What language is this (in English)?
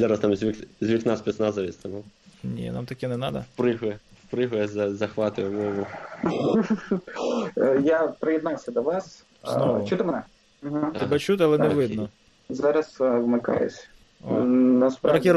Ukrainian